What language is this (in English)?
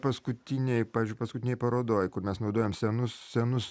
Lithuanian